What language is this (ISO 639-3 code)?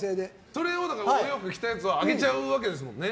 jpn